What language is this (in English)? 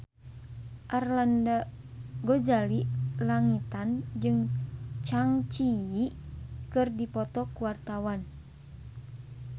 Sundanese